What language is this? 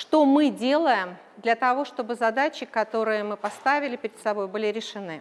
Russian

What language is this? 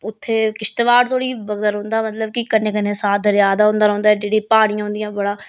Dogri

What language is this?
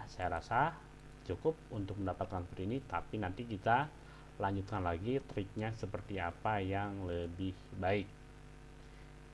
Indonesian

